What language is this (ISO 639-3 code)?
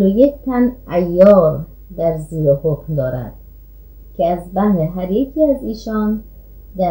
fas